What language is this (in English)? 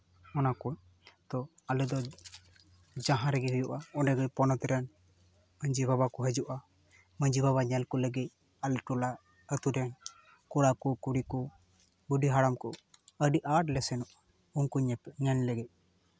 Santali